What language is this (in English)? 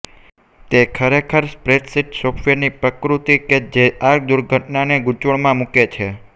Gujarati